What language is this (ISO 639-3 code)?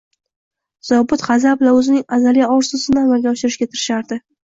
uzb